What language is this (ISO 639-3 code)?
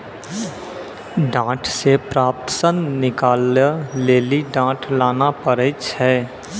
mai